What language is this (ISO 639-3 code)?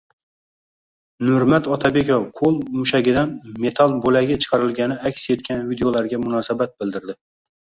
uzb